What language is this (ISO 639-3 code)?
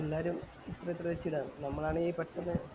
mal